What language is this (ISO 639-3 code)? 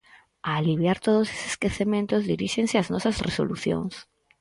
glg